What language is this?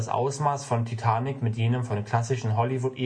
German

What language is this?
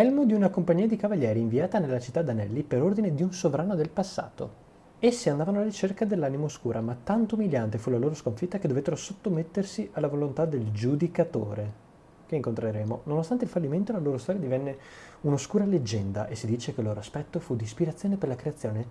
Italian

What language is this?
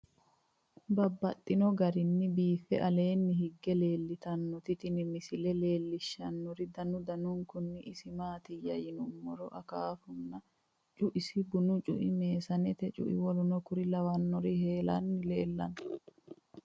Sidamo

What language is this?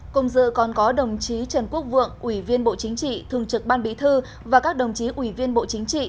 Vietnamese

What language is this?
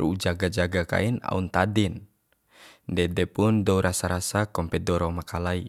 Bima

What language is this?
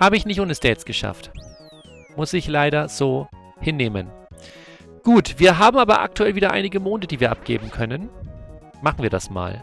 German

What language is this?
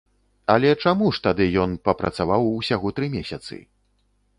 Belarusian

